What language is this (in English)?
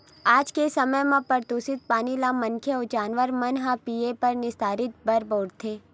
Chhattisgarhi